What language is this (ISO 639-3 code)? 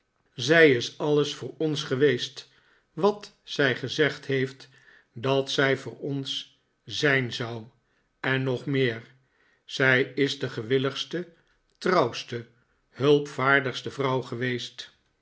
nld